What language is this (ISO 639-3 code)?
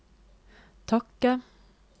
nor